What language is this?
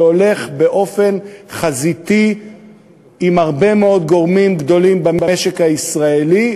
Hebrew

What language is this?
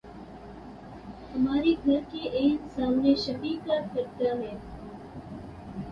Urdu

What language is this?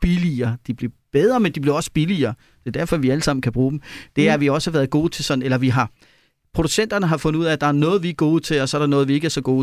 Danish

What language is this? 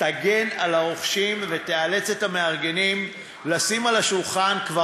Hebrew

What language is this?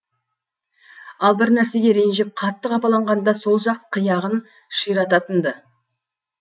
Kazakh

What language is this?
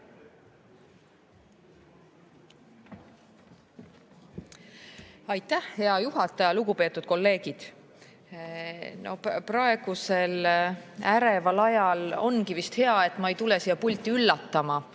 Estonian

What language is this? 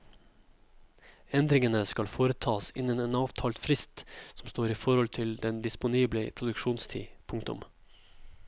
Norwegian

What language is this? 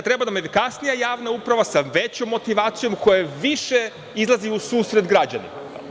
Serbian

